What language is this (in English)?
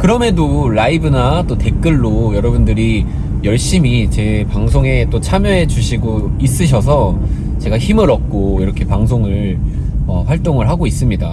Korean